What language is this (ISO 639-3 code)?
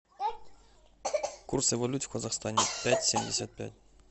rus